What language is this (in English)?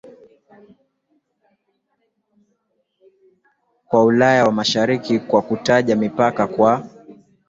Swahili